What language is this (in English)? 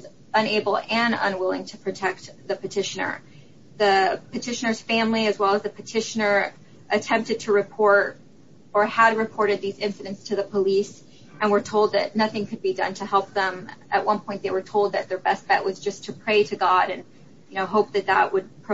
English